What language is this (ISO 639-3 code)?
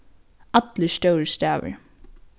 fao